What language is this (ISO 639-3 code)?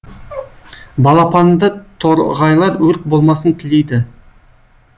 kaz